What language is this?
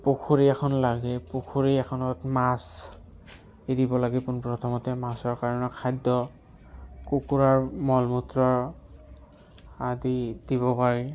Assamese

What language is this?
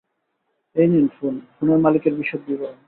Bangla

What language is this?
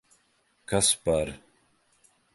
Latvian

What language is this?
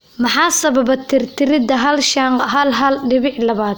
Somali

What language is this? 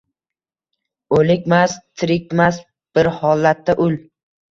Uzbek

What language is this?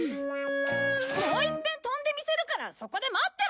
Japanese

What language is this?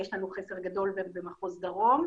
Hebrew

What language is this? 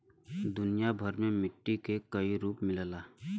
Bhojpuri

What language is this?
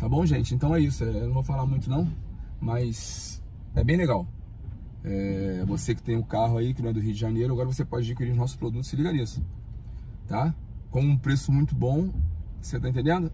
Portuguese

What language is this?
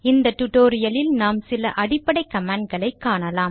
Tamil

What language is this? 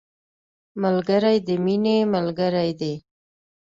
Pashto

